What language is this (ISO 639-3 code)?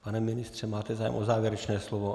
ces